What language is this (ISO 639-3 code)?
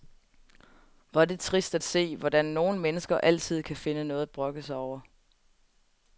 dan